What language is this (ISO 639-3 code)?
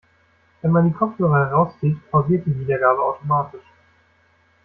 deu